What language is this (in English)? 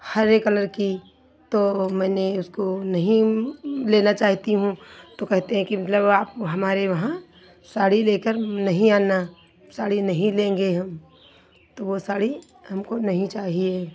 Hindi